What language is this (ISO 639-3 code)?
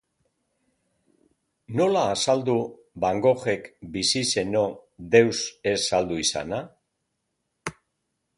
eus